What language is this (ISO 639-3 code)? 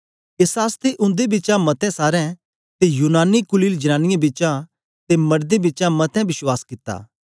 doi